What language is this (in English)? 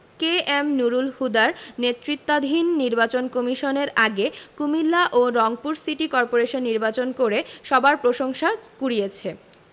Bangla